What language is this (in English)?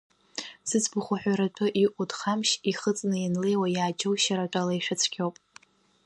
Abkhazian